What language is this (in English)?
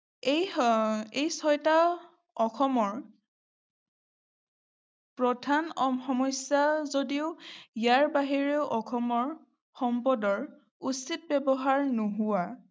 Assamese